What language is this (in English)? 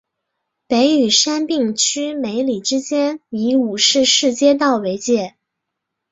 Chinese